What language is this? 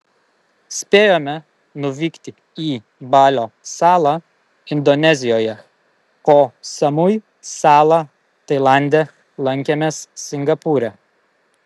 Lithuanian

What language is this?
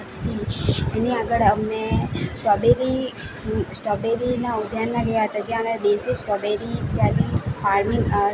Gujarati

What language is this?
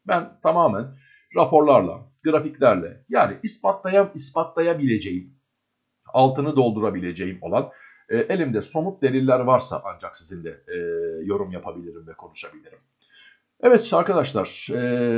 Turkish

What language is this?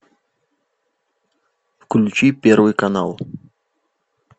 Russian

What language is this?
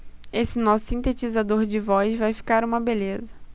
Portuguese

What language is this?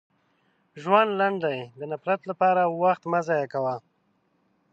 Pashto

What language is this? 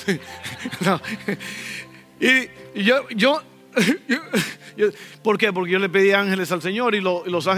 Spanish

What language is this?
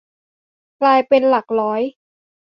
Thai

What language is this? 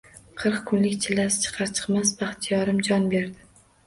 Uzbek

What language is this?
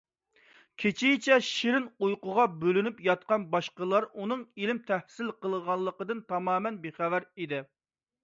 Uyghur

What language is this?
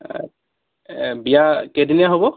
Assamese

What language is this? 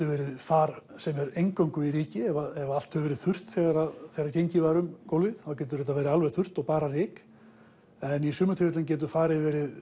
Icelandic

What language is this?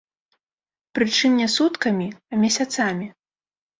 Belarusian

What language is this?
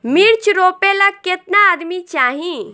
Bhojpuri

